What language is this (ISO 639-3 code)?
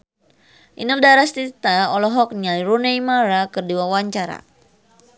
sun